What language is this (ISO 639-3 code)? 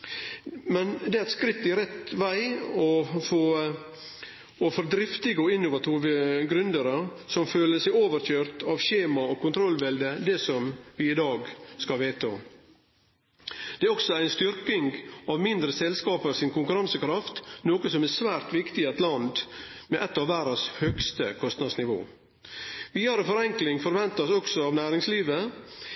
nno